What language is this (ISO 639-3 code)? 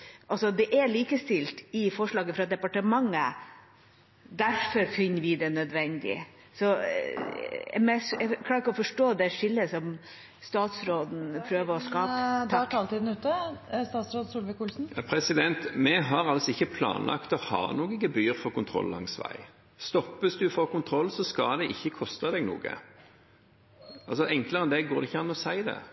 nor